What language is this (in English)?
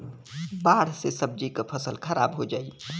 Bhojpuri